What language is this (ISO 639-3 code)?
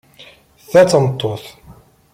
kab